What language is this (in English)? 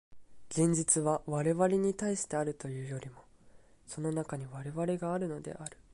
Japanese